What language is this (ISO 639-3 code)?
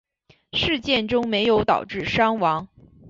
zho